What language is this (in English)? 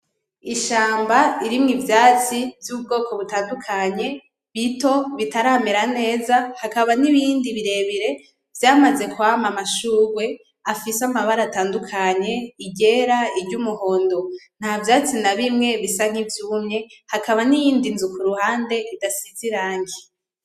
Rundi